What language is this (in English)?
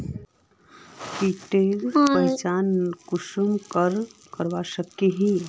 Magahi